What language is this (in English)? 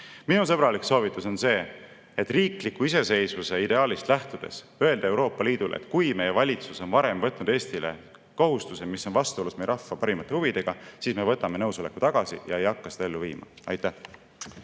Estonian